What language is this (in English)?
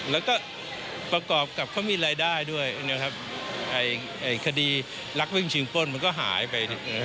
Thai